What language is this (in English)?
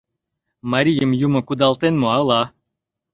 Mari